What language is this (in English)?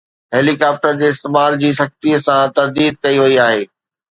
Sindhi